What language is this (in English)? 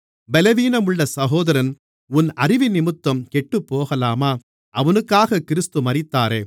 Tamil